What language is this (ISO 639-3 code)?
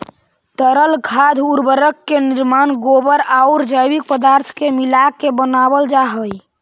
mag